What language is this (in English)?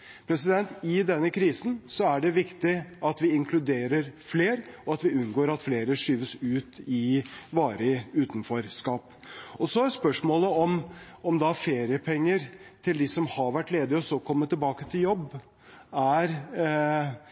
Norwegian Bokmål